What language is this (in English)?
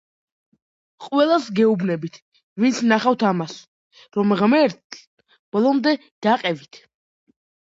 Georgian